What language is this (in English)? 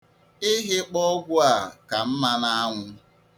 Igbo